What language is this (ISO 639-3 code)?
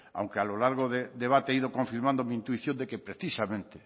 spa